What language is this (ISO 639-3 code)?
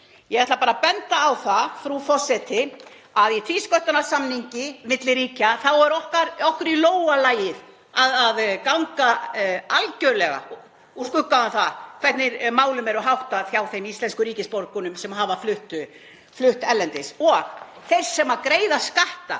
isl